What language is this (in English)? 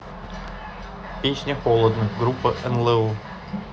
Russian